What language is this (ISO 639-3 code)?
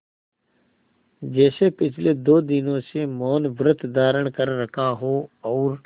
hin